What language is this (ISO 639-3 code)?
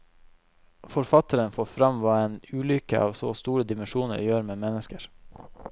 nor